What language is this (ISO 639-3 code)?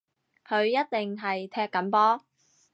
yue